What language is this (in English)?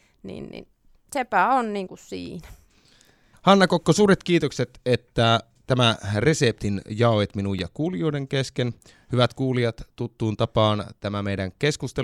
Finnish